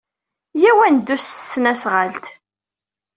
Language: Kabyle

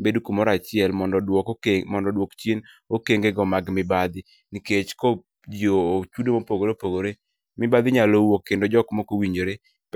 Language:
Luo (Kenya and Tanzania)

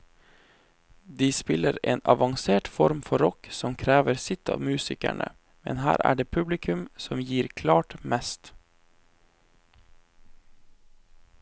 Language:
Norwegian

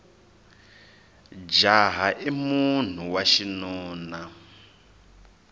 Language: Tsonga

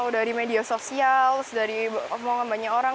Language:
Indonesian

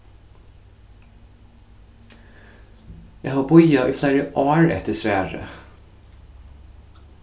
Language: Faroese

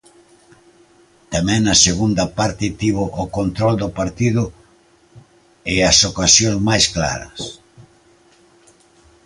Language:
Galician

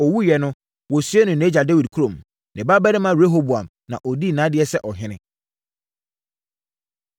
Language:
Akan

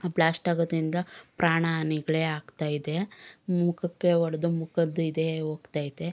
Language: Kannada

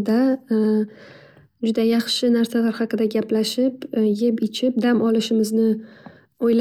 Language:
Uzbek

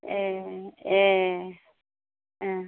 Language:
Bodo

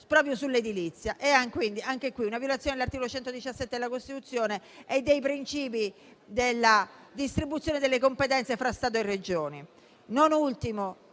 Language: Italian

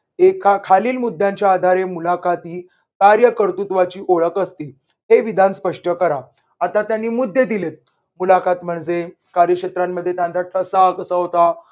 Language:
Marathi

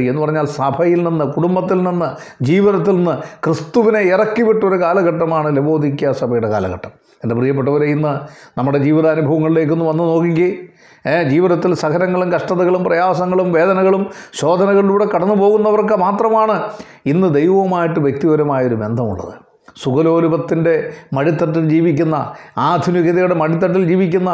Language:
Malayalam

